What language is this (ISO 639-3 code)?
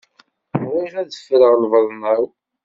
kab